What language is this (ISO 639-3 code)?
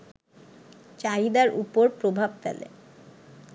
ben